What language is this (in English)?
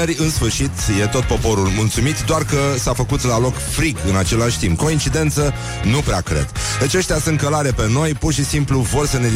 Romanian